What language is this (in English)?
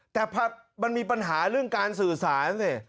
Thai